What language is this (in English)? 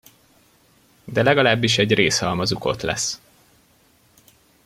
Hungarian